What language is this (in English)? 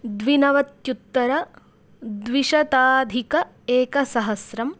Sanskrit